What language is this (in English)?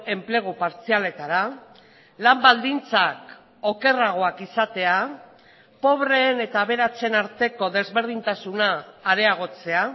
Basque